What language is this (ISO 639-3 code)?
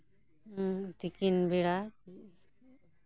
sat